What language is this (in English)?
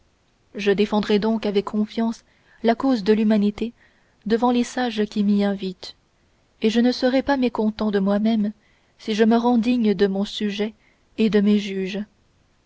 French